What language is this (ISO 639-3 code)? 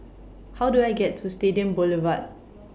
eng